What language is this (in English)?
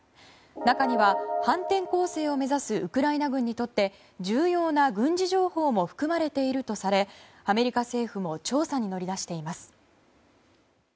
Japanese